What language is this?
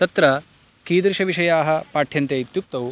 Sanskrit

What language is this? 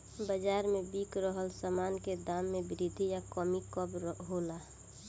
Bhojpuri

